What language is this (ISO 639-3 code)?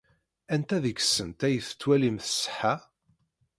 kab